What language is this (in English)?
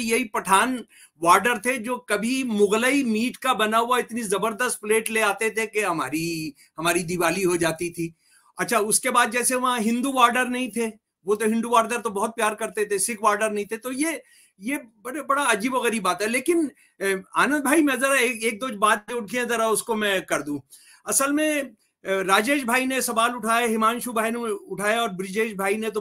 Hindi